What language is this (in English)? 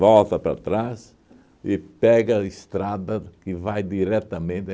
Portuguese